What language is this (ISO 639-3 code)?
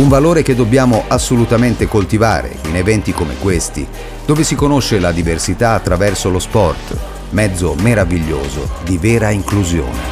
ita